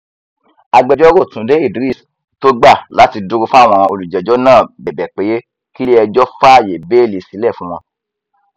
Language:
Yoruba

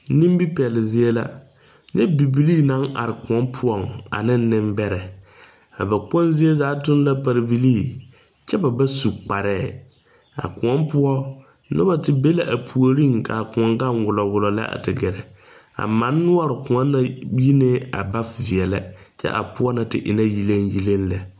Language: Southern Dagaare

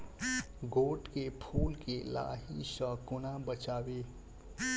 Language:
Maithili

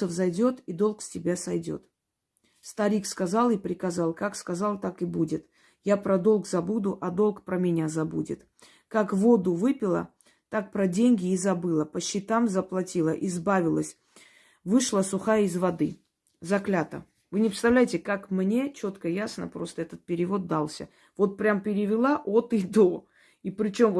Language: Russian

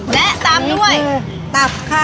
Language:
Thai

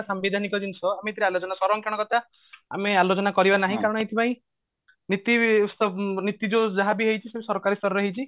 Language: Odia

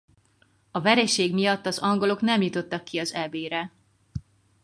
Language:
Hungarian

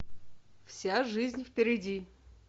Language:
Russian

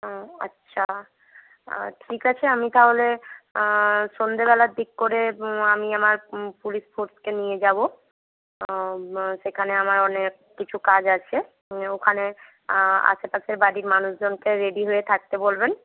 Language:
Bangla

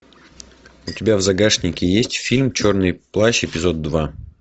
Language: Russian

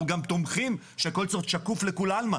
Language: Hebrew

